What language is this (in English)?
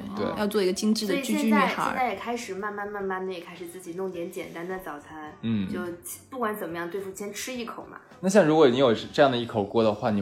Chinese